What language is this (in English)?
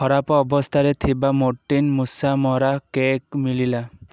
Odia